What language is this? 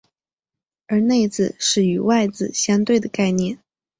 Chinese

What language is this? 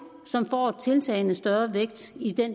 Danish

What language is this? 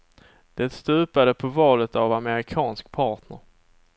Swedish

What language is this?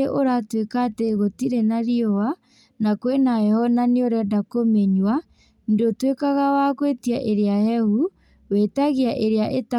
Kikuyu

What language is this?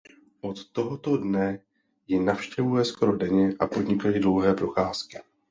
Czech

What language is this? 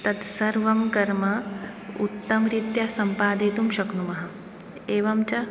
Sanskrit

